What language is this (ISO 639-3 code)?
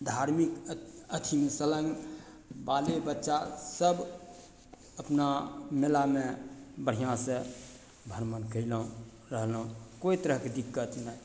mai